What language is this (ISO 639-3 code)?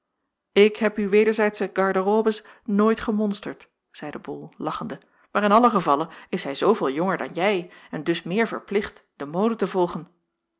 nld